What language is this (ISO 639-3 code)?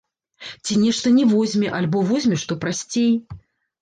bel